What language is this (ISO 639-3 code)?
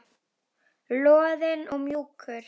isl